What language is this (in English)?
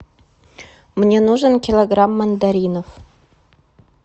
Russian